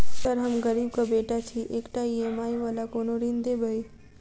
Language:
Maithili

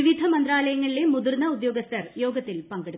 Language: Malayalam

